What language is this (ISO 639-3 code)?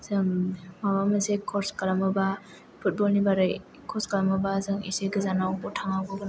brx